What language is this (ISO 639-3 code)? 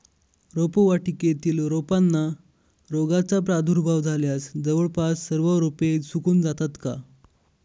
mar